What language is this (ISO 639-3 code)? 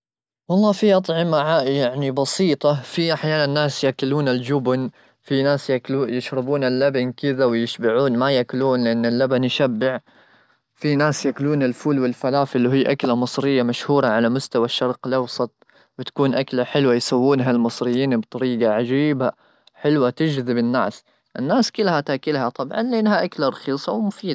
afb